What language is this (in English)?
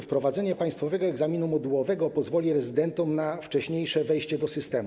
Polish